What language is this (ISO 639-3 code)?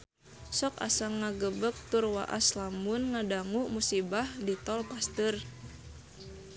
sun